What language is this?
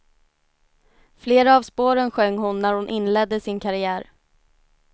Swedish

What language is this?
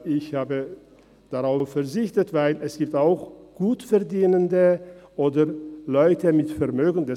Swiss German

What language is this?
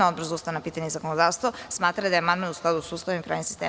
Serbian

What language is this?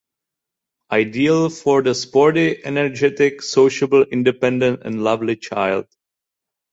English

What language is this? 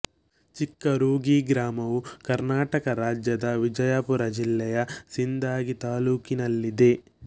Kannada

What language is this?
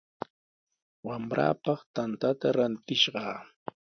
Sihuas Ancash Quechua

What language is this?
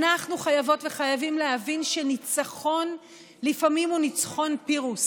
Hebrew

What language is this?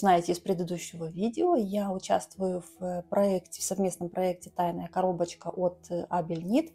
Russian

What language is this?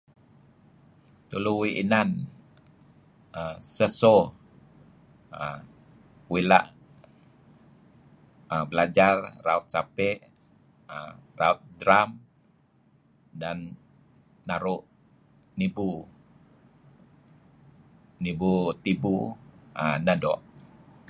Kelabit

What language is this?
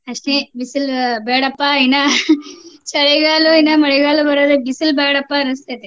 Kannada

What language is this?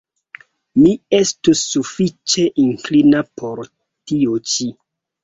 Esperanto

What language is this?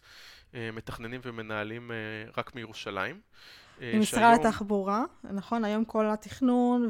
Hebrew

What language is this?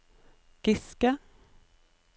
Norwegian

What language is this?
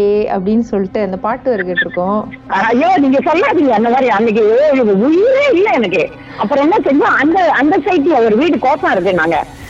Tamil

